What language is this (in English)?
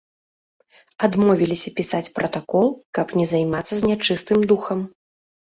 Belarusian